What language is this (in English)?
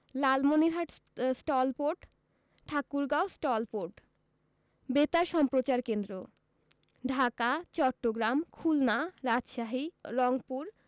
Bangla